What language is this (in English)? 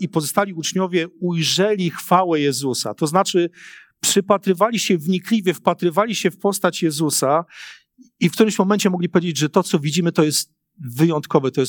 Polish